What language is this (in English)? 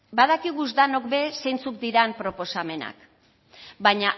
Basque